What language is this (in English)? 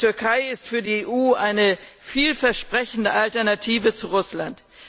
German